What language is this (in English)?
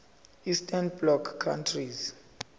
Zulu